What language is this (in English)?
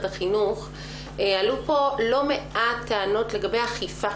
Hebrew